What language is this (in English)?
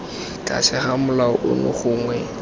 Tswana